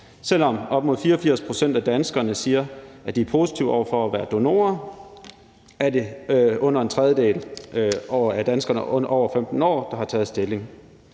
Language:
Danish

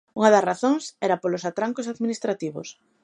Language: Galician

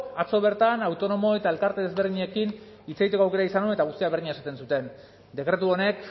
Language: Basque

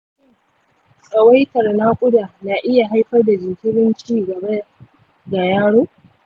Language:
Hausa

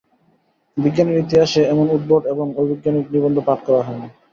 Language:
Bangla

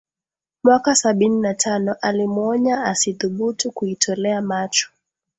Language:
Swahili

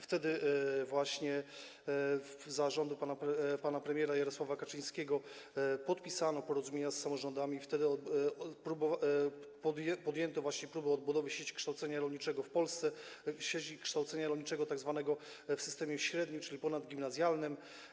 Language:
Polish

